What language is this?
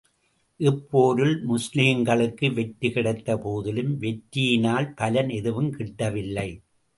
Tamil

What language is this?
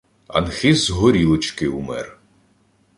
Ukrainian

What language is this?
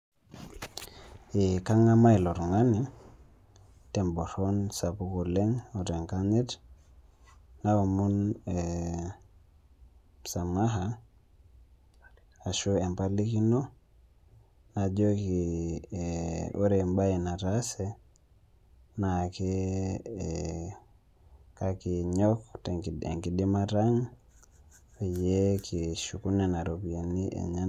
Masai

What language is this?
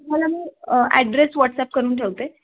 Marathi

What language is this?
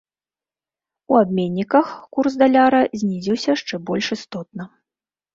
Belarusian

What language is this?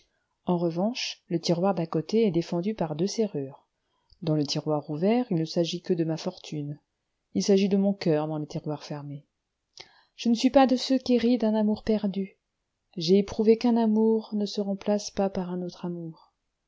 French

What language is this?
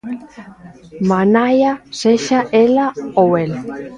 Galician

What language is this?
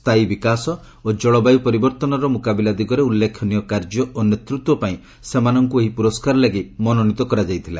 Odia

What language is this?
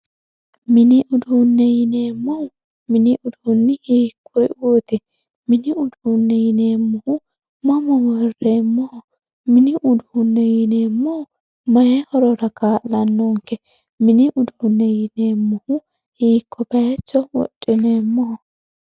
Sidamo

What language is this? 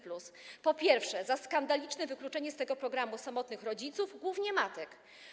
Polish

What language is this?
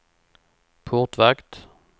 Swedish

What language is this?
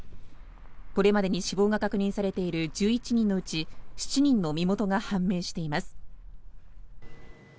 Japanese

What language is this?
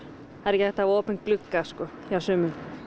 Icelandic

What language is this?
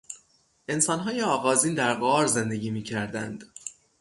Persian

